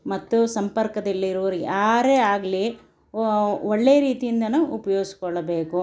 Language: Kannada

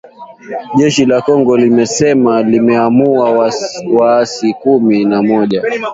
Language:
Swahili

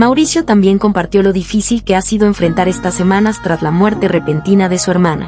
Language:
Spanish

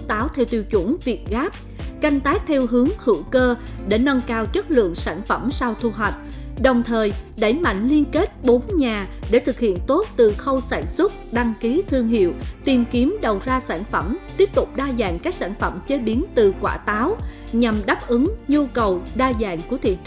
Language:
Vietnamese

